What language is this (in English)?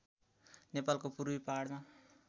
Nepali